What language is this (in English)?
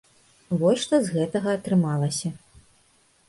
Belarusian